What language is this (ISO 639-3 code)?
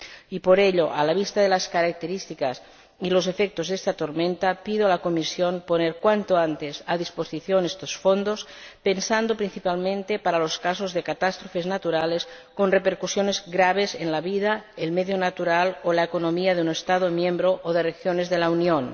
spa